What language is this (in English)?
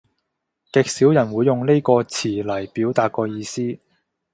Cantonese